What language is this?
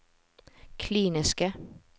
Norwegian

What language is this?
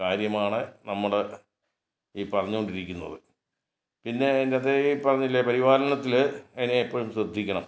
Malayalam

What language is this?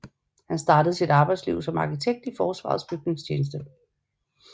Danish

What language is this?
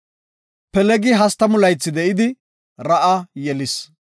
Gofa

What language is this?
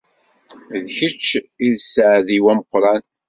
Kabyle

